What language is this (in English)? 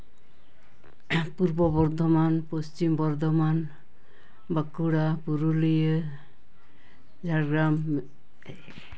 Santali